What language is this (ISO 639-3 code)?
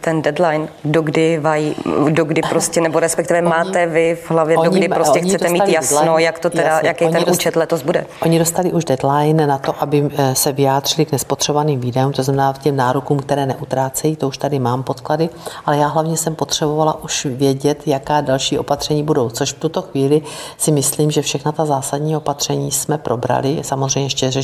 ces